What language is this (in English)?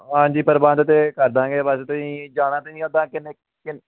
Punjabi